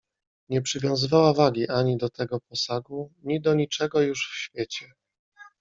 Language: Polish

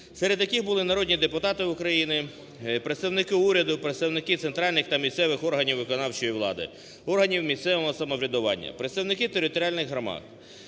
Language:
Ukrainian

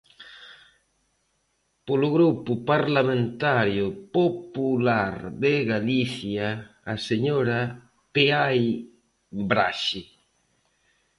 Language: Galician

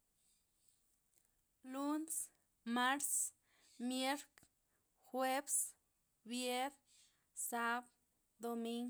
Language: Loxicha Zapotec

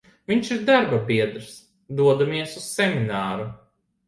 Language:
Latvian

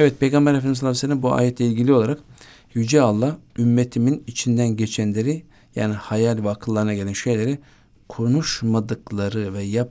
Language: Turkish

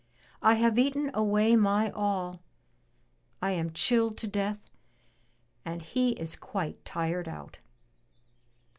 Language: English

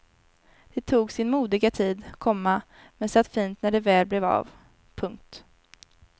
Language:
Swedish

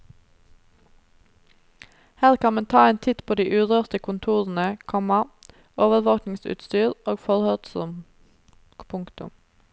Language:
Norwegian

